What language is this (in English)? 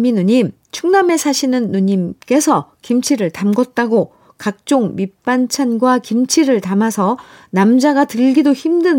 Korean